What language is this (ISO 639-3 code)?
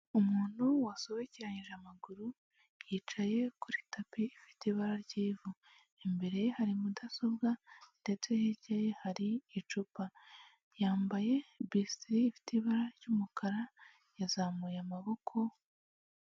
kin